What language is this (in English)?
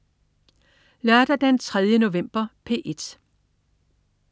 Danish